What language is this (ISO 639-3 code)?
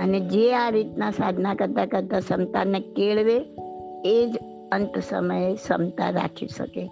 guj